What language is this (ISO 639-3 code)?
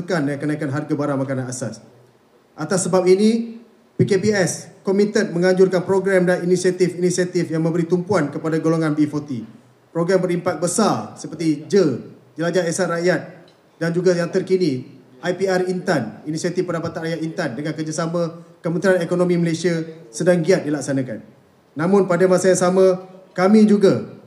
msa